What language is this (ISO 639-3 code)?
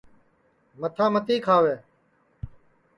ssi